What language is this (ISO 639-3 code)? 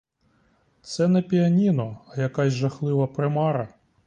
ukr